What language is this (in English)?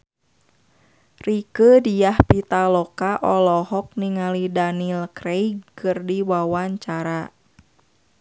Sundanese